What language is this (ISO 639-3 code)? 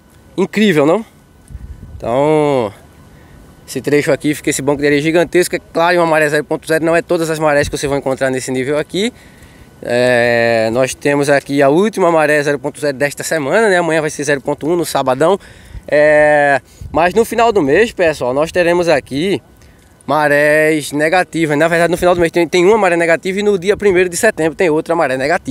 por